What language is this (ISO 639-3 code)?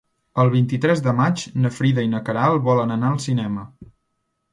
cat